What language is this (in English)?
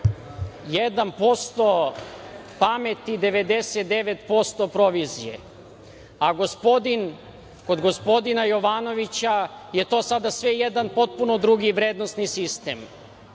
Serbian